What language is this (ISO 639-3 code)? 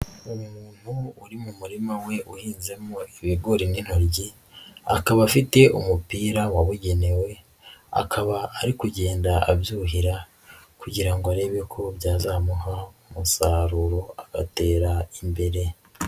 kin